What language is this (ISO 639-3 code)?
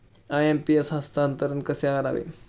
mar